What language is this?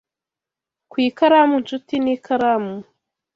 Kinyarwanda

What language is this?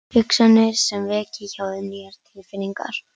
Icelandic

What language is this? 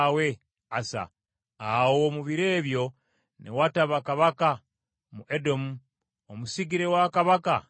Ganda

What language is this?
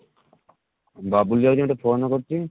Odia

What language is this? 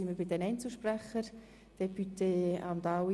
Swiss German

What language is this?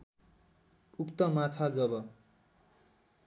Nepali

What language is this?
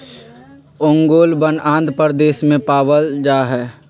Magahi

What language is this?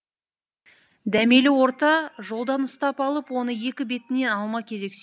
Kazakh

